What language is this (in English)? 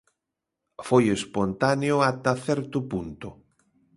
Galician